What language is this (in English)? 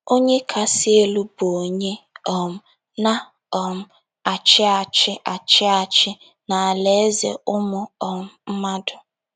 Igbo